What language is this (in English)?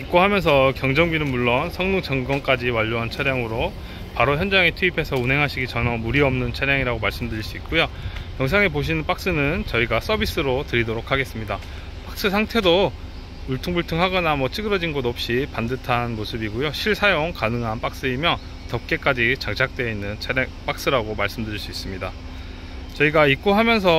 Korean